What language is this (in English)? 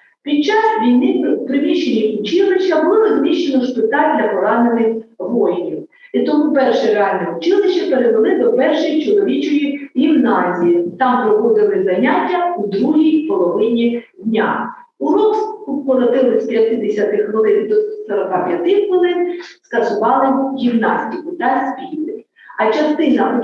Ukrainian